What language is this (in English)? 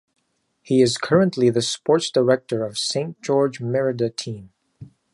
English